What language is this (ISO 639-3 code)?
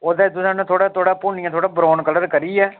doi